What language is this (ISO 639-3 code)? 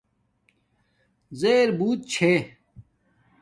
dmk